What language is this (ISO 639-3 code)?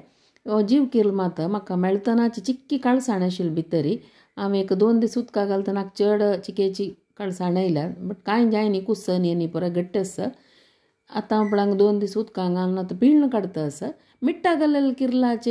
mar